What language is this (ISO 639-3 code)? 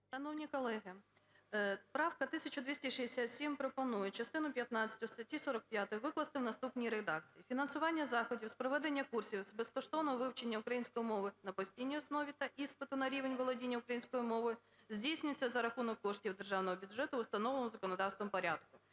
ukr